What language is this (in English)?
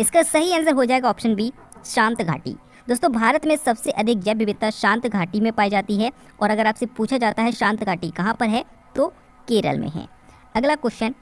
Hindi